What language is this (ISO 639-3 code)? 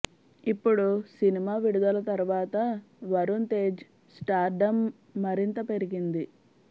tel